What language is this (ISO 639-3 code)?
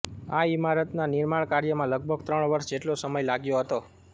guj